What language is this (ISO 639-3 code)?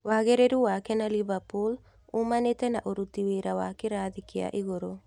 kik